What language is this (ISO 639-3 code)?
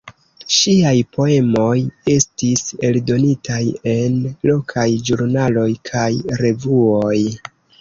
epo